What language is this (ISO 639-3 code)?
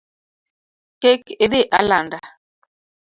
luo